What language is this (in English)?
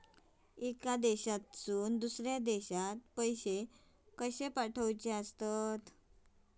Marathi